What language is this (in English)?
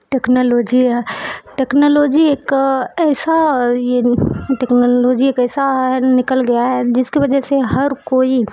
Urdu